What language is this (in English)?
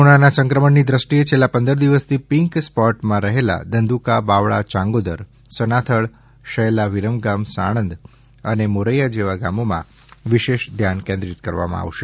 Gujarati